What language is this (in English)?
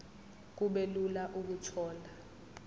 Zulu